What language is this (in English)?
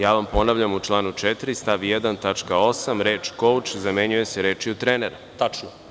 Serbian